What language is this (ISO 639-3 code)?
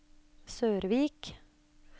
nor